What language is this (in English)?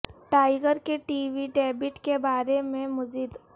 Urdu